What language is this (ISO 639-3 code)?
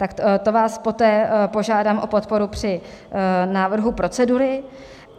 ces